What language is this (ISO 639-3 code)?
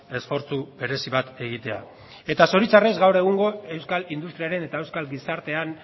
eus